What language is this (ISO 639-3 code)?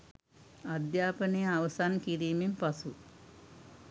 sin